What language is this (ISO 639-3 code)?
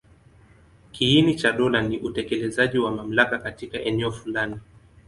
swa